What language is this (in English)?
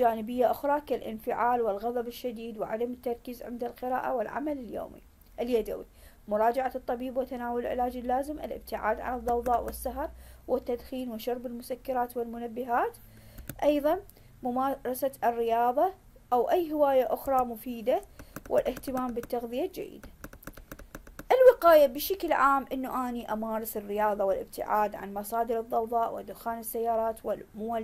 Arabic